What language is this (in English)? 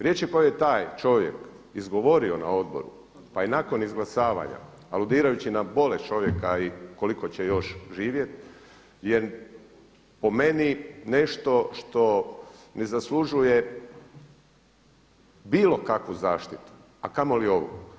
Croatian